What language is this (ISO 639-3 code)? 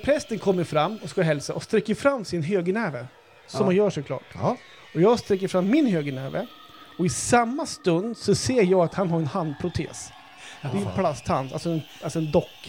swe